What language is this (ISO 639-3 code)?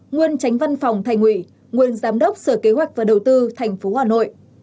vie